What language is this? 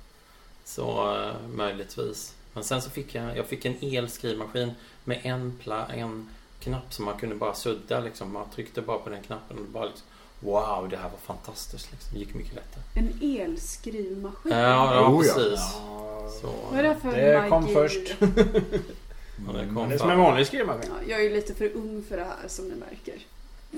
Swedish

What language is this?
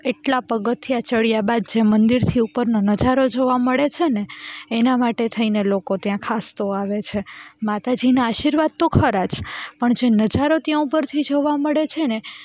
Gujarati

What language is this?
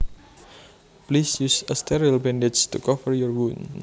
Javanese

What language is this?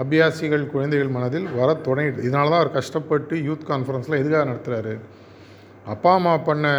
Tamil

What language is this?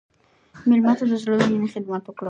Pashto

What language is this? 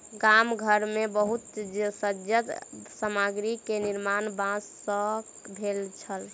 Maithili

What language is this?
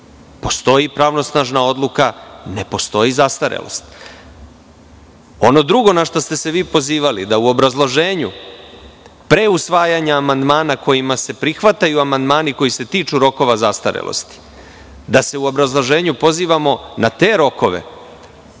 Serbian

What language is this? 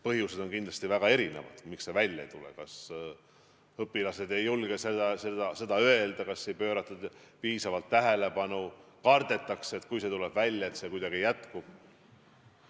Estonian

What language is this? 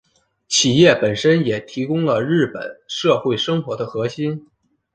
Chinese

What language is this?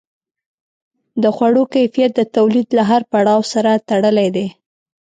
Pashto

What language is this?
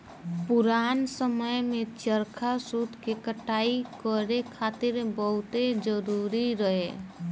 Bhojpuri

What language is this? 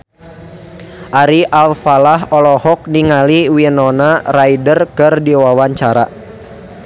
Sundanese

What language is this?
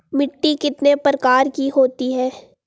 Hindi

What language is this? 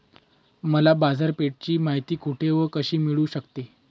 Marathi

